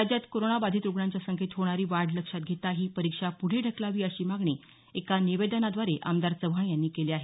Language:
Marathi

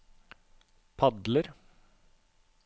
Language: Norwegian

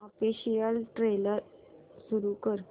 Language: Marathi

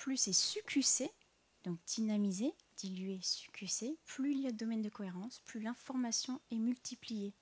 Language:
French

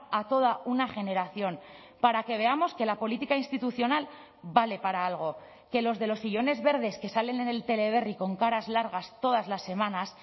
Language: Spanish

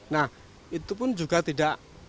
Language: Indonesian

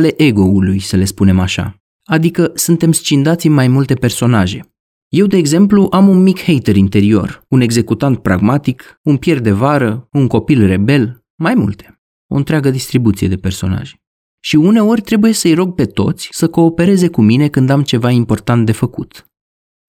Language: Romanian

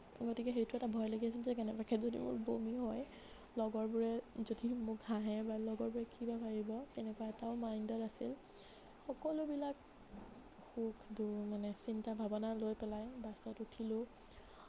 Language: Assamese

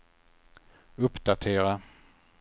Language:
Swedish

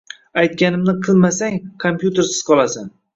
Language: Uzbek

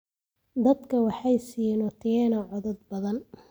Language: Somali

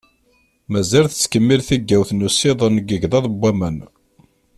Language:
Kabyle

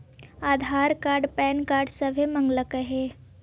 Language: Magahi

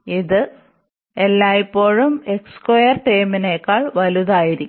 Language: Malayalam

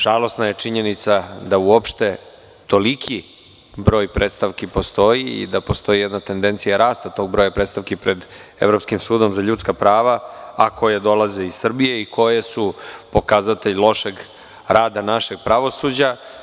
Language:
Serbian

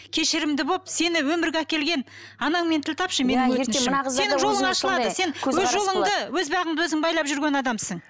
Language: Kazakh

